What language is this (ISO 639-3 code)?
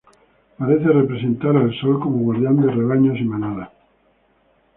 spa